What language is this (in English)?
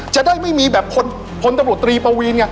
Thai